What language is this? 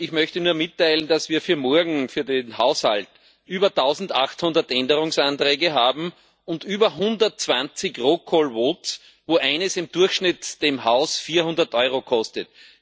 German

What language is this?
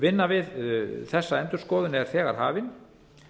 Icelandic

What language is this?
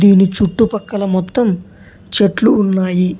Telugu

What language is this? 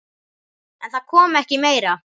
Icelandic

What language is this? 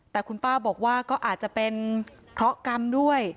Thai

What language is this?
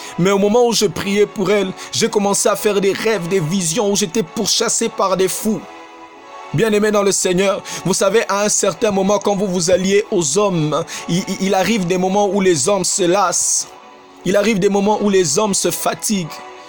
French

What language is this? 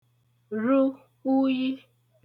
Igbo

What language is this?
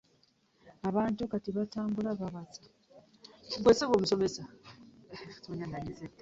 Ganda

